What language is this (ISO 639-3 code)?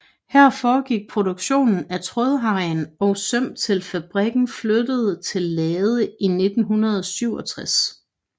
dan